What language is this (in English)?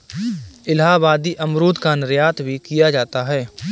Hindi